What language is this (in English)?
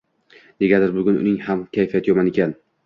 Uzbek